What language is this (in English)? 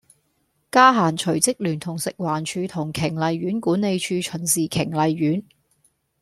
Cantonese